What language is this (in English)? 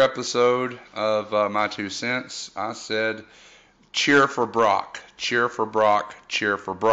English